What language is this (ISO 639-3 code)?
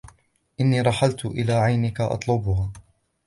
ara